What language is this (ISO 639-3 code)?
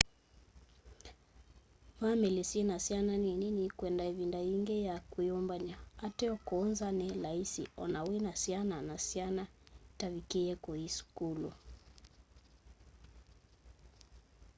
kam